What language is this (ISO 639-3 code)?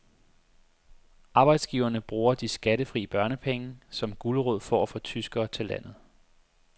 dan